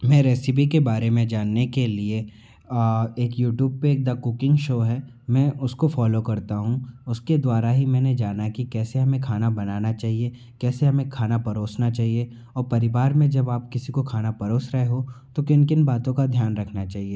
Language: Hindi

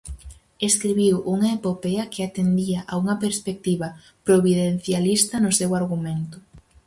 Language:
Galician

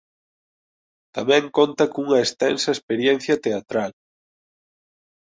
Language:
Galician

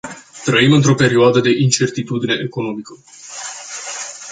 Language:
Romanian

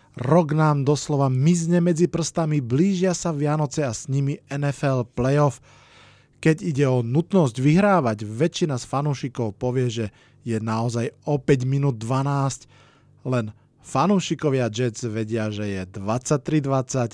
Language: Slovak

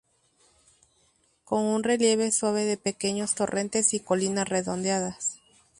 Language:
Spanish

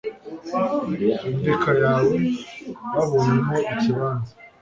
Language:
Kinyarwanda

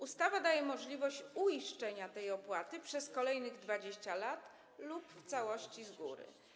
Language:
Polish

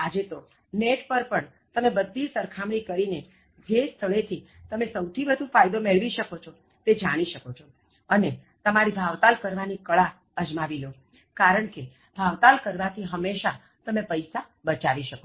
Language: Gujarati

